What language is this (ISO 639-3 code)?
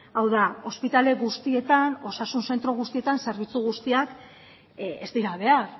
eus